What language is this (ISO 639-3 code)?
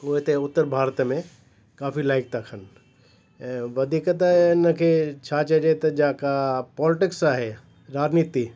snd